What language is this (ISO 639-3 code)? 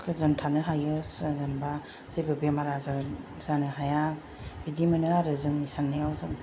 brx